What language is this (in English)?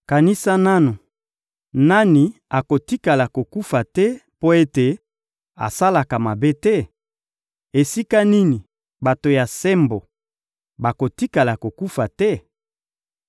Lingala